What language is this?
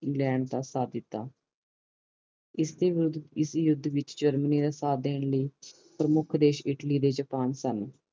Punjabi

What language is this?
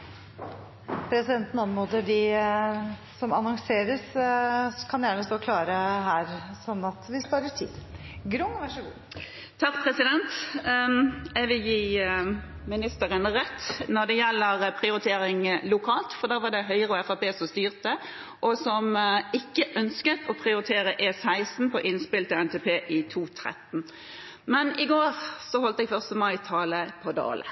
Norwegian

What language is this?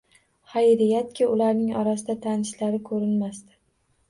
Uzbek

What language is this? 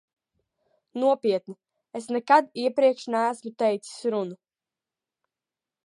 Latvian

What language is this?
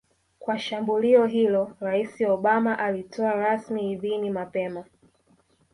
Swahili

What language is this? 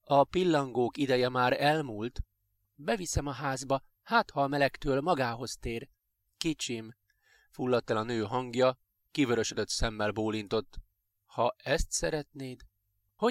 Hungarian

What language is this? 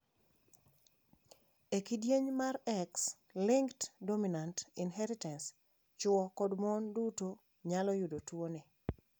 Luo (Kenya and Tanzania)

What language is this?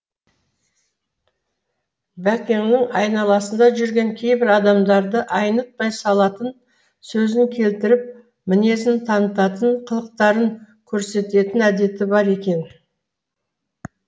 Kazakh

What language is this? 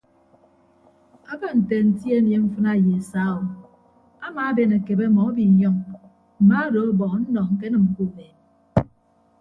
Ibibio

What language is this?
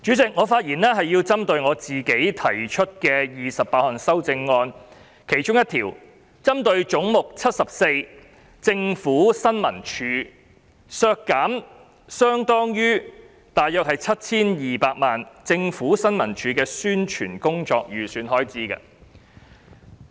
Cantonese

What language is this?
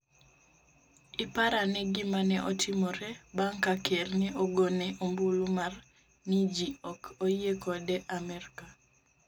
Luo (Kenya and Tanzania)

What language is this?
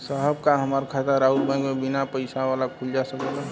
Bhojpuri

